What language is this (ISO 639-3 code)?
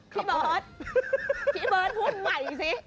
tha